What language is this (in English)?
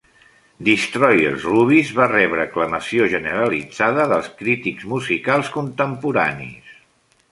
Catalan